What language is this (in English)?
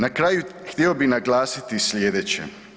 Croatian